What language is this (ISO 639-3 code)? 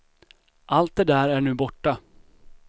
swe